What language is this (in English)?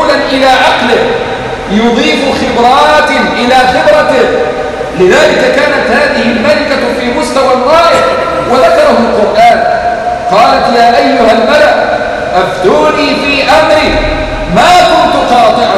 Arabic